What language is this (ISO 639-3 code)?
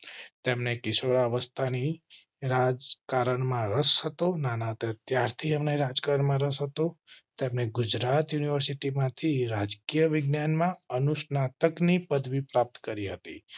guj